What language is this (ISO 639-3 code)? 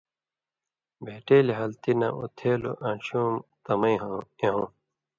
mvy